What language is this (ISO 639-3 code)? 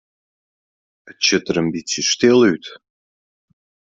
fry